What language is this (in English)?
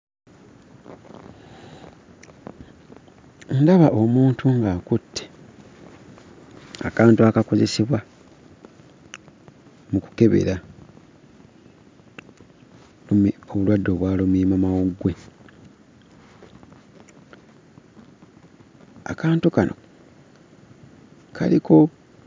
Ganda